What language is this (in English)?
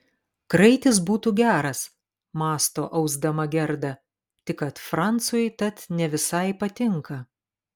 Lithuanian